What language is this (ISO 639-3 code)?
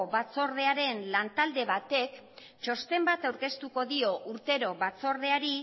eus